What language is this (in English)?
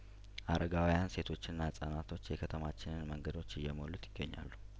Amharic